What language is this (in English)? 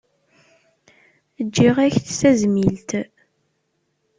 Kabyle